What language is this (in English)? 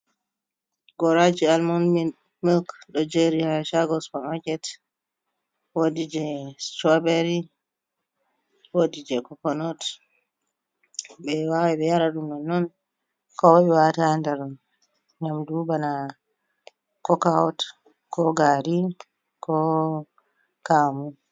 Fula